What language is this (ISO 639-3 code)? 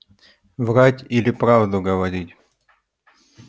rus